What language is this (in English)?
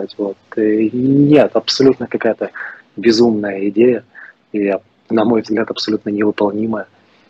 Russian